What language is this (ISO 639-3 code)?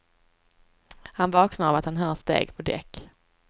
swe